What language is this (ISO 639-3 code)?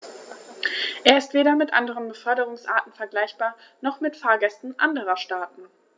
deu